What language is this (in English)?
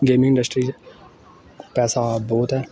Dogri